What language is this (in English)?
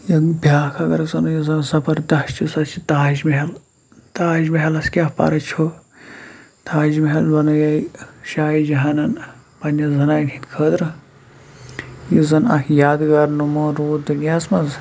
Kashmiri